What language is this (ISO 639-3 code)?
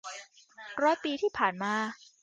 tha